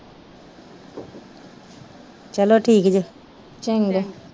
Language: Punjabi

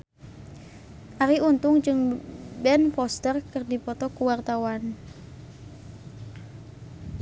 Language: Sundanese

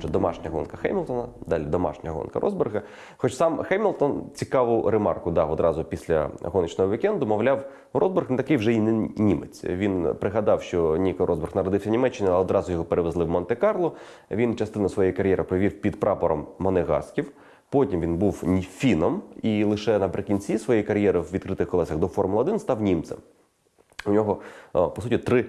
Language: Ukrainian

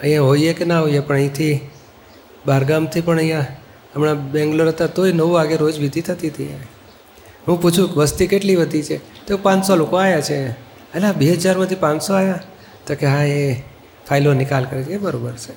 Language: Gujarati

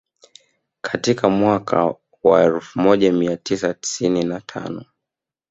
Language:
Swahili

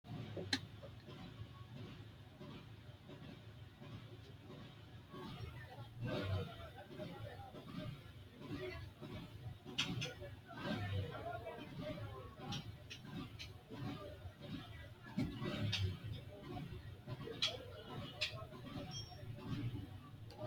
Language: Sidamo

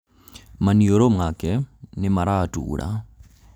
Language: Kikuyu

